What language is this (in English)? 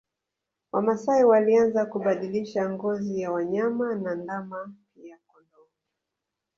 Swahili